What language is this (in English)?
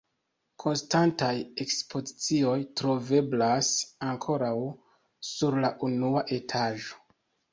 Esperanto